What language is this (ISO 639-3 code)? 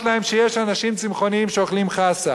heb